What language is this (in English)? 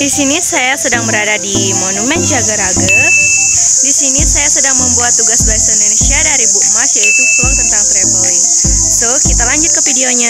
Indonesian